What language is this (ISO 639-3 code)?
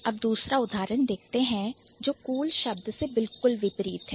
hin